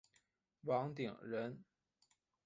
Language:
Chinese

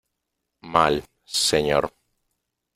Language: Spanish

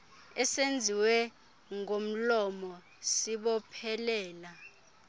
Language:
Xhosa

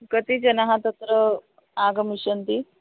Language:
Sanskrit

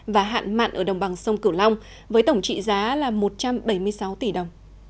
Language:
Vietnamese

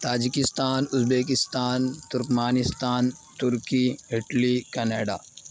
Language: Urdu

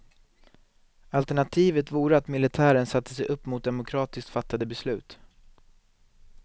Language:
Swedish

